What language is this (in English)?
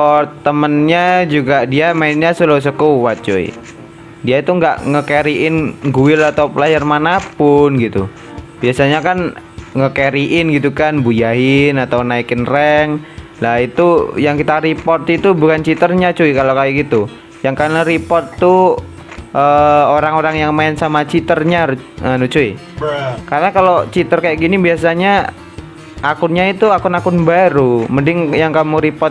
Indonesian